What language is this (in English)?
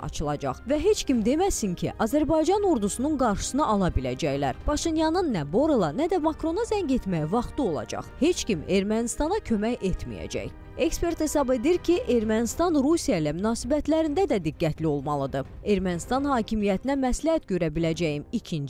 Turkish